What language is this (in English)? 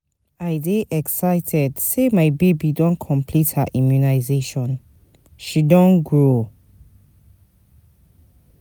Nigerian Pidgin